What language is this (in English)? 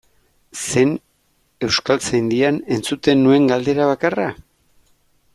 Basque